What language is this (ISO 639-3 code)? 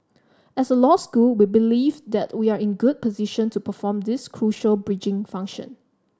eng